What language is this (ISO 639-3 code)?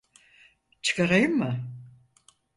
tur